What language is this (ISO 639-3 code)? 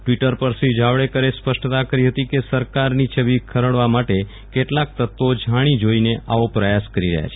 guj